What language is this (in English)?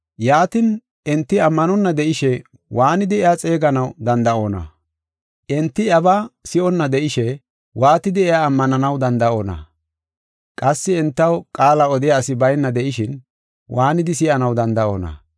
Gofa